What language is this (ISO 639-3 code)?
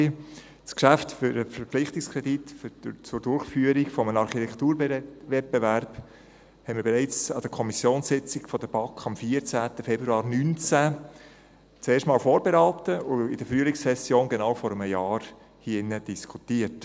gsw